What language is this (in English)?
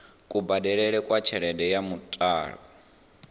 Venda